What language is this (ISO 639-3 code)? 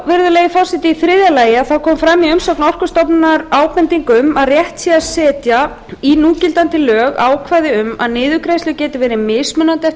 isl